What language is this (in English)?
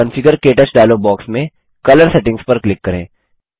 Hindi